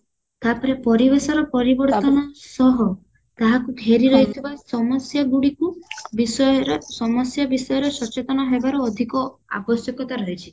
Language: Odia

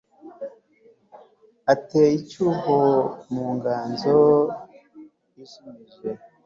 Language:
Kinyarwanda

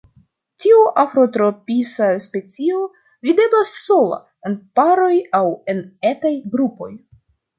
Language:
Esperanto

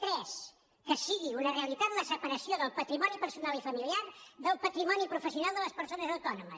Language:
Catalan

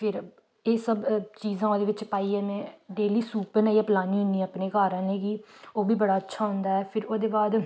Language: Dogri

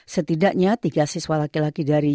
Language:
Indonesian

